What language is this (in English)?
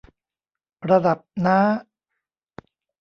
Thai